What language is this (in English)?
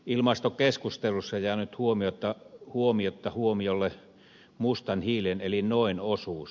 Finnish